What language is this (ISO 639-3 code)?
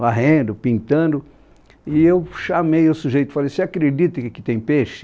por